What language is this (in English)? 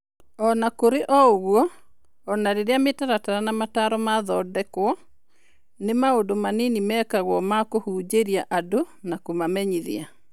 Kikuyu